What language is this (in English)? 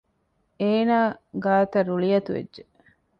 Divehi